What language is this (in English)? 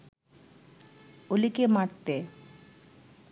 Bangla